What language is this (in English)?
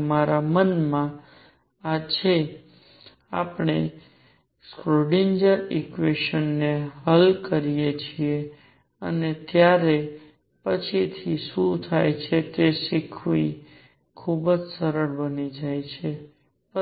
Gujarati